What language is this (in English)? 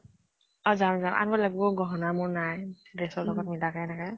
Assamese